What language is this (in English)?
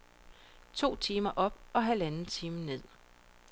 Danish